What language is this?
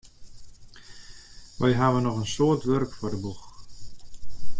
Western Frisian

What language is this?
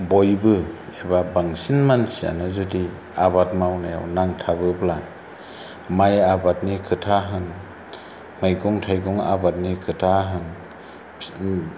Bodo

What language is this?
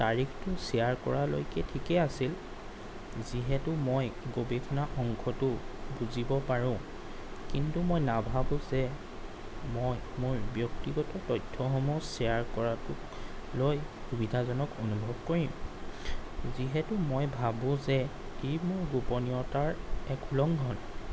Assamese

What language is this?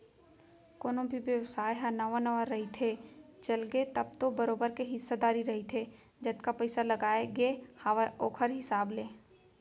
Chhattisgarhi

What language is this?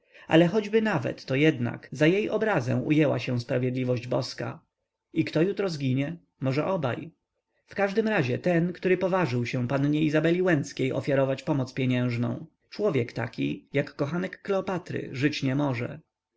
Polish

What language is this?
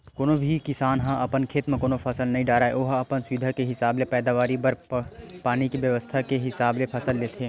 Chhattisgarhi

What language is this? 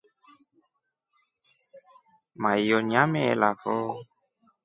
Rombo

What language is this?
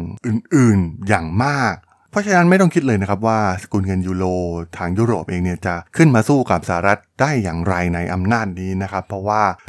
Thai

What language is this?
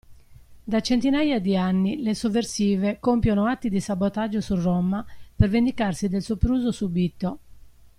Italian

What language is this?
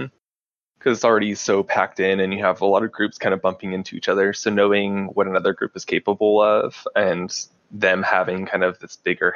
English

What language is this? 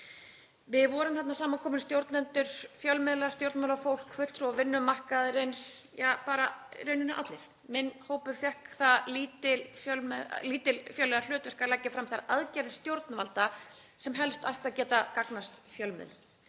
Icelandic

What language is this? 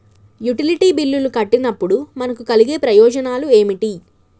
Telugu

